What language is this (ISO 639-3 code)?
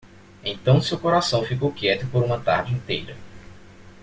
por